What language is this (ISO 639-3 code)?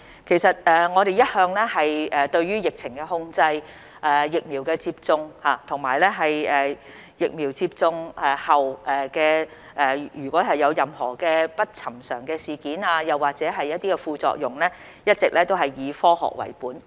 yue